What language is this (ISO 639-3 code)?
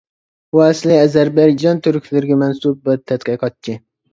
uig